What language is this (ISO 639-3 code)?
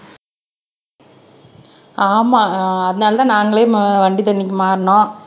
tam